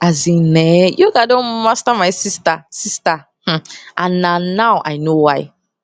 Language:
Nigerian Pidgin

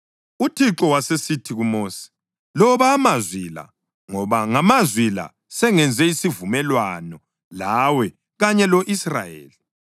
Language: North Ndebele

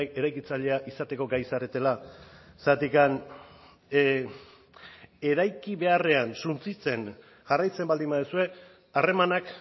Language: Basque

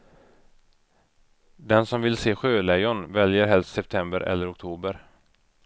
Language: Swedish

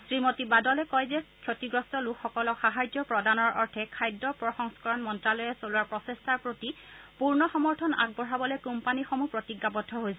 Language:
Assamese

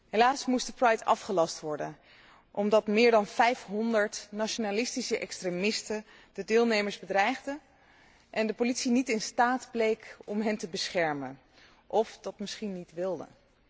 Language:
Dutch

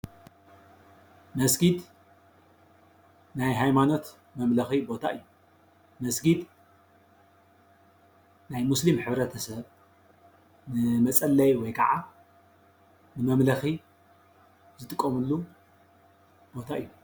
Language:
Tigrinya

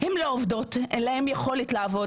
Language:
Hebrew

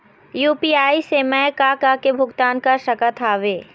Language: Chhattisgarhi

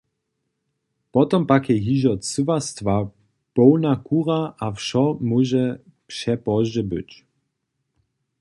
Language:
Upper Sorbian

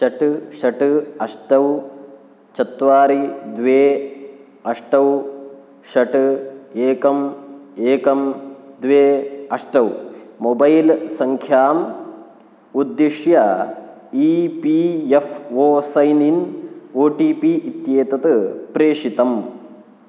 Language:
Sanskrit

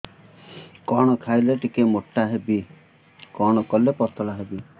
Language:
Odia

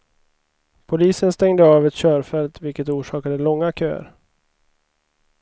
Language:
Swedish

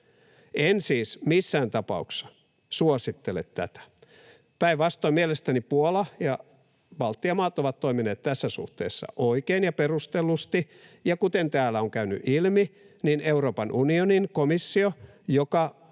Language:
Finnish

